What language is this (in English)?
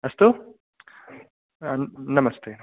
Sanskrit